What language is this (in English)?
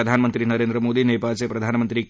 Marathi